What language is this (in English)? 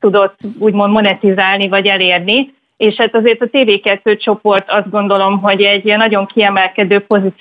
Hungarian